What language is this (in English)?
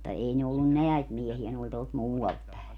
Finnish